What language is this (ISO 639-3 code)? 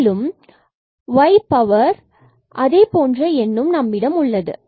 tam